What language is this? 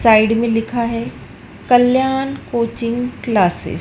Hindi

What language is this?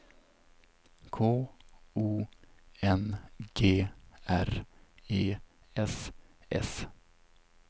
Swedish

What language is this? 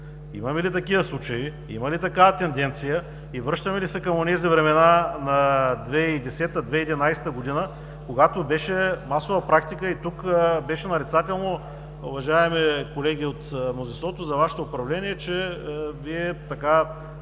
Bulgarian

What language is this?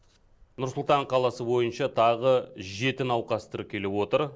Kazakh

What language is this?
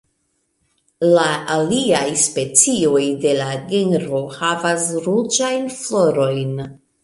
Esperanto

